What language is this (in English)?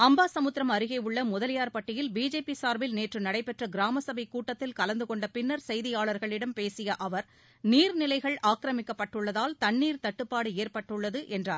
Tamil